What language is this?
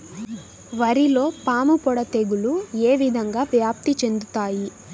Telugu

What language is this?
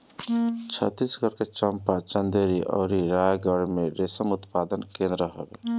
Bhojpuri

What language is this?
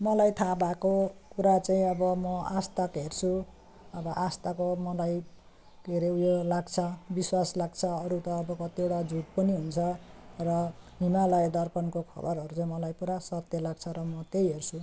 Nepali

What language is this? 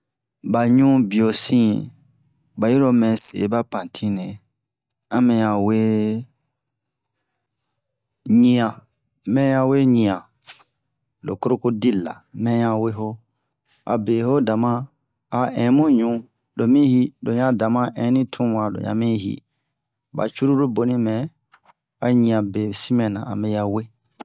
Bomu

